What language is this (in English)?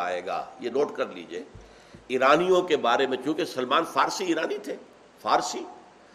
Urdu